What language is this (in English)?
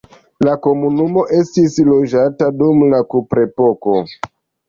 Esperanto